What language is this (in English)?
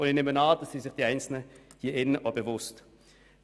Swiss German